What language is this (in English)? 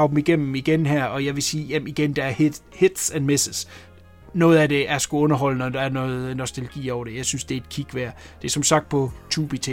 Danish